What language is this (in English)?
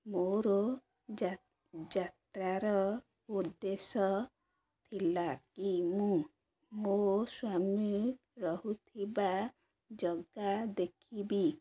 Odia